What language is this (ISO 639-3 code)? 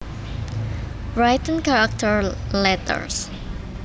jav